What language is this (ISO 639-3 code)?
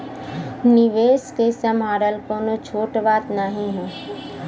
bho